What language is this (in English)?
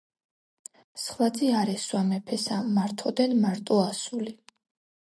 Georgian